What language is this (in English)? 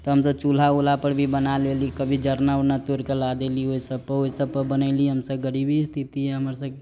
Maithili